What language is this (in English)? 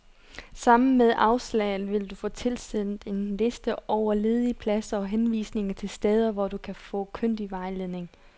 Danish